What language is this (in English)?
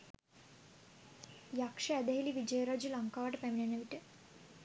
Sinhala